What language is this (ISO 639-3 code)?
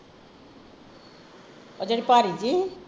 pan